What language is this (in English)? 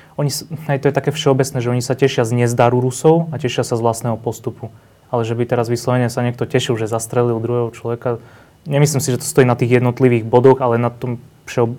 Slovak